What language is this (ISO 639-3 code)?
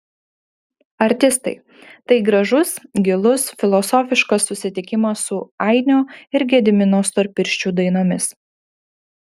lit